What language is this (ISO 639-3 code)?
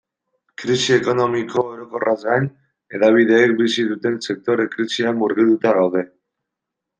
eus